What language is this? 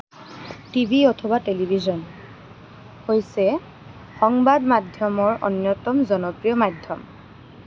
Assamese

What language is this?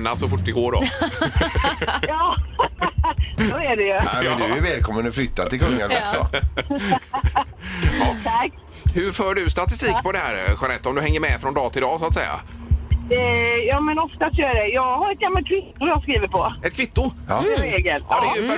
Swedish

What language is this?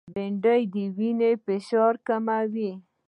Pashto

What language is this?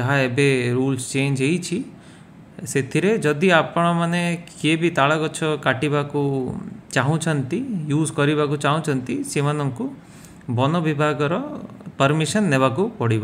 Bangla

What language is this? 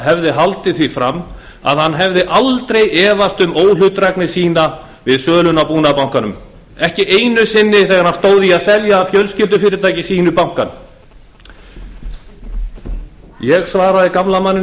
Icelandic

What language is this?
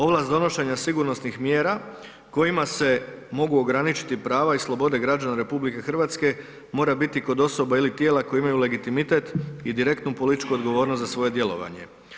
Croatian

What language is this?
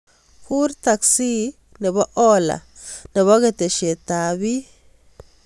Kalenjin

